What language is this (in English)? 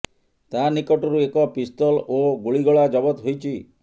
Odia